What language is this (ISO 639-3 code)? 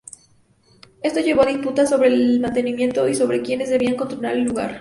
spa